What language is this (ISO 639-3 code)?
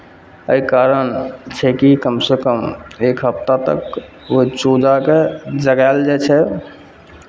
mai